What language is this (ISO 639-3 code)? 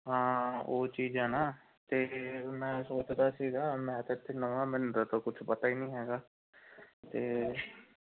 pan